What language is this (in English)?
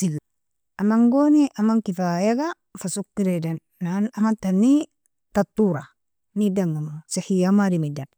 Nobiin